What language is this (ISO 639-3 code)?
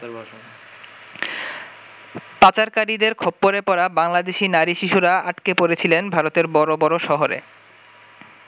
ben